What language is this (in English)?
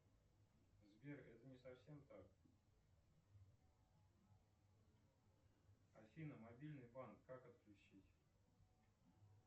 Russian